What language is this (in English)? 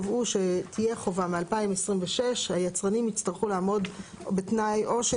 Hebrew